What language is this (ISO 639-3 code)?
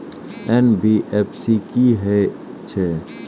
mai